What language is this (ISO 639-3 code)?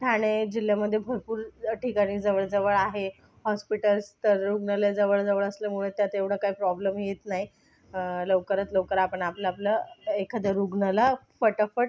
mar